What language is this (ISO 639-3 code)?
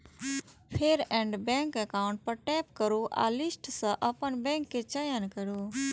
mai